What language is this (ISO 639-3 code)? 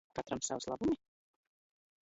lav